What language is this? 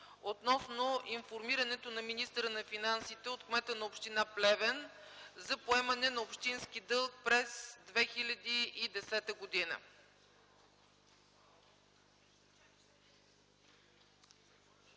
Bulgarian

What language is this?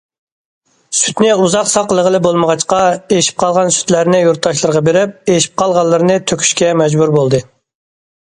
Uyghur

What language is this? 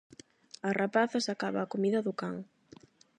Galician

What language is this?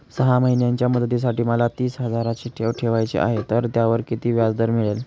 Marathi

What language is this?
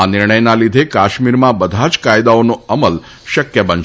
Gujarati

